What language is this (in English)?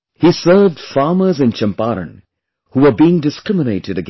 English